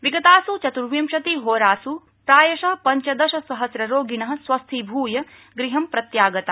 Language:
Sanskrit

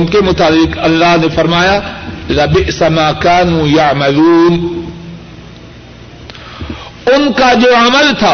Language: Urdu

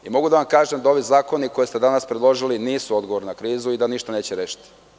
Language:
Serbian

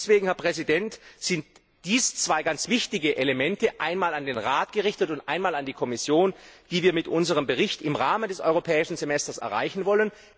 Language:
German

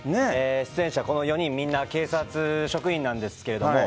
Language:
Japanese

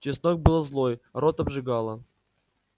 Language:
Russian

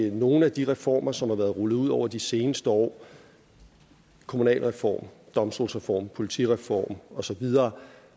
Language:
Danish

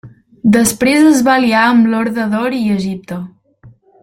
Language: Catalan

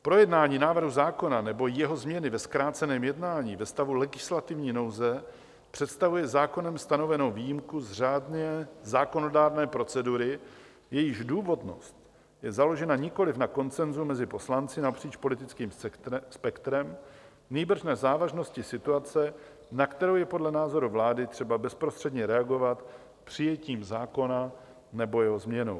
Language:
Czech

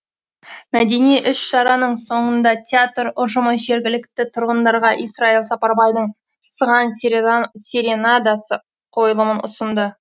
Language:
Kazakh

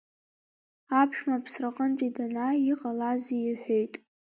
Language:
Abkhazian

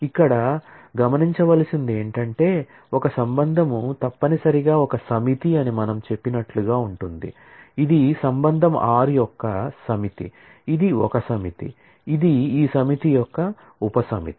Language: Telugu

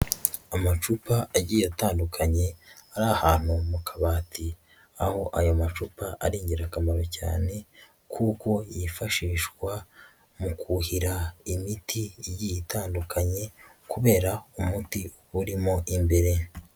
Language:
Kinyarwanda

